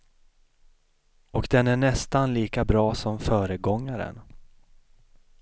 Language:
Swedish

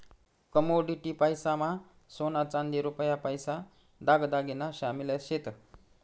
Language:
Marathi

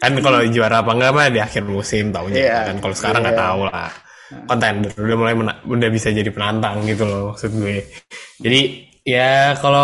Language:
Indonesian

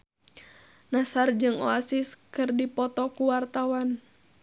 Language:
Sundanese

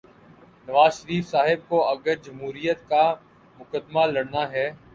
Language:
Urdu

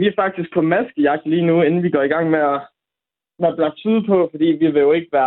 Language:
Danish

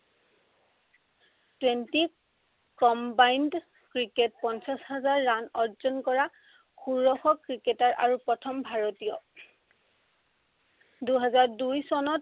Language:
Assamese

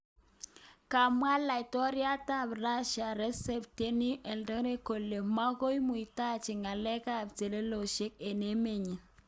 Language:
Kalenjin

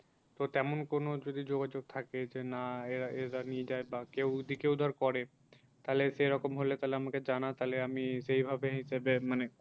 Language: Bangla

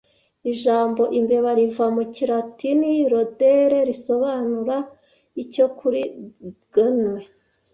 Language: Kinyarwanda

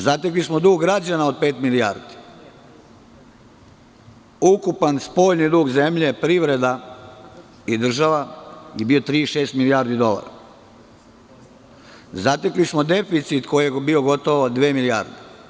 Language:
Serbian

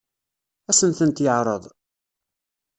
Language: Kabyle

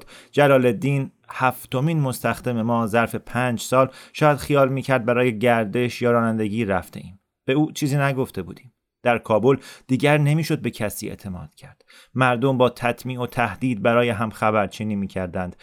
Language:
Persian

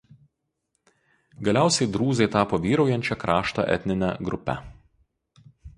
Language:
Lithuanian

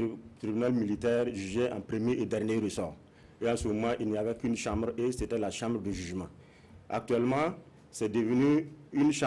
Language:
French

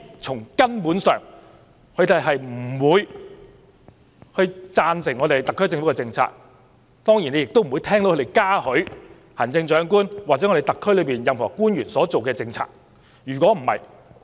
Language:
Cantonese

